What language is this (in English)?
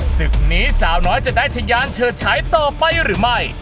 Thai